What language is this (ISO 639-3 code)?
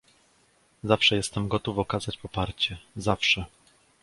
pol